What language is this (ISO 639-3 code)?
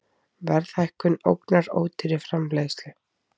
isl